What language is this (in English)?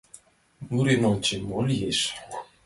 Mari